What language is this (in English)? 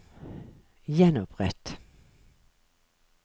Norwegian